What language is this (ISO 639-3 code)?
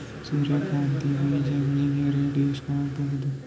kan